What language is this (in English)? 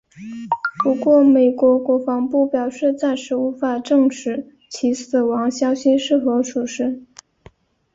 Chinese